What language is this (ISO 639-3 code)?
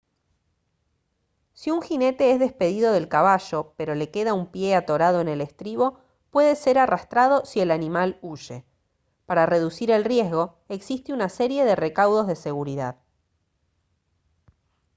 spa